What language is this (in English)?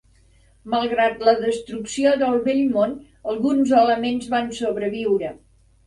Catalan